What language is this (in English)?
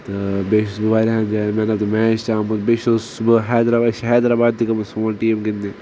Kashmiri